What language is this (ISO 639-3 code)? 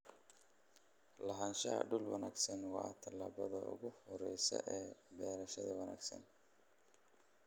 som